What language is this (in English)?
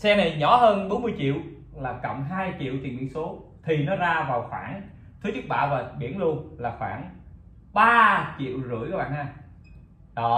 Vietnamese